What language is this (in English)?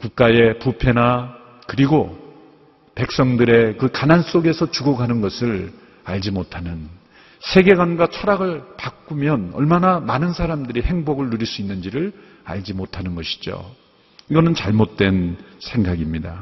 Korean